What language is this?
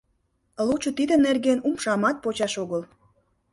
Mari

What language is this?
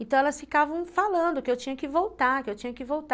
Portuguese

